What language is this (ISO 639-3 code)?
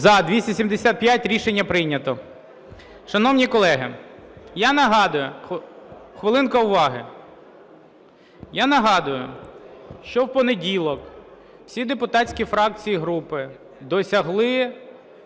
ukr